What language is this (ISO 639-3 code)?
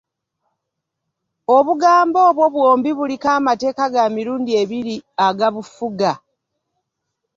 lug